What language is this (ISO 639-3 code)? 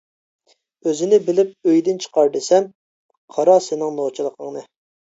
uig